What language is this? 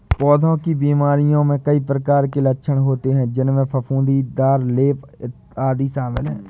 Hindi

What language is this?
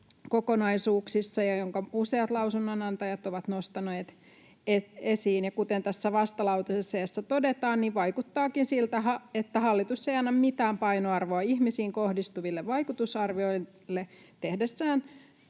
Finnish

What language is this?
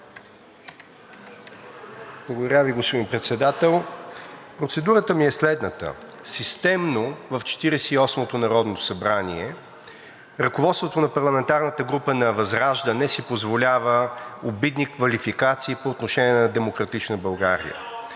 Bulgarian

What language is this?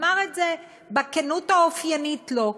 Hebrew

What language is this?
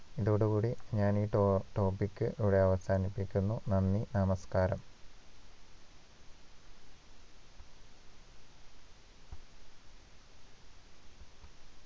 Malayalam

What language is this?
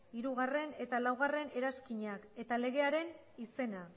Basque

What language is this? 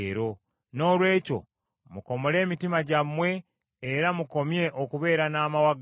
Ganda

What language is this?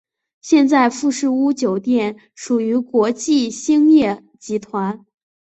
Chinese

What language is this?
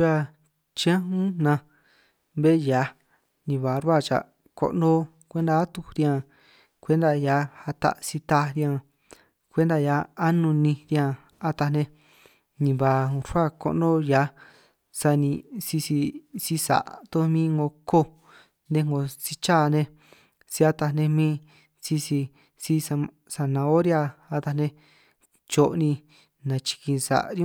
San Martín Itunyoso Triqui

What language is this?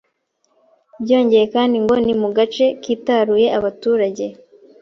Kinyarwanda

